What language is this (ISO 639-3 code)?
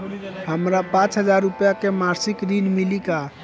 bho